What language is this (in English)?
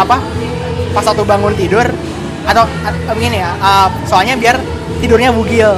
Indonesian